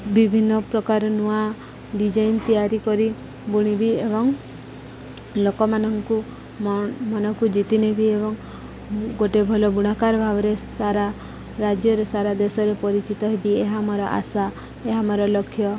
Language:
Odia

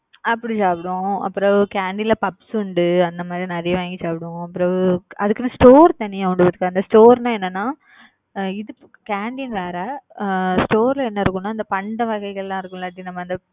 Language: Tamil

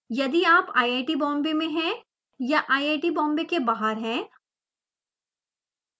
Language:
Hindi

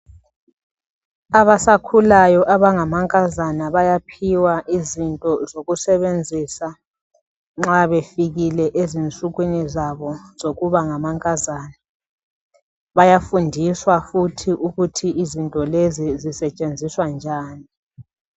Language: North Ndebele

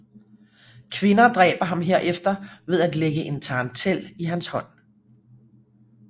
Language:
Danish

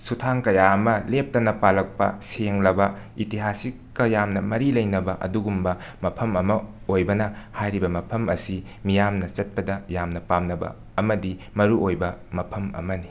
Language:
Manipuri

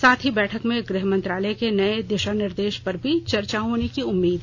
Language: Hindi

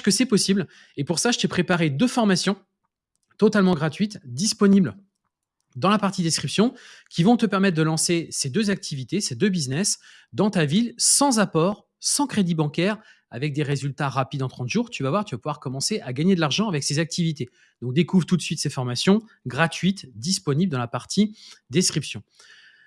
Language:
French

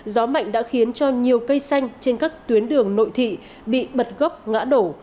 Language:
Vietnamese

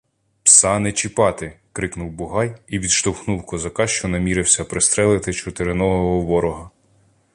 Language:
Ukrainian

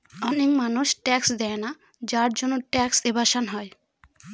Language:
Bangla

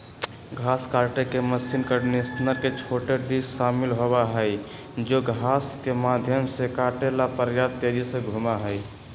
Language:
Magahi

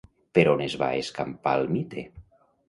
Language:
Catalan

